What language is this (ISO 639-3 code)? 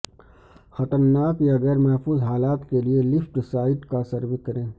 urd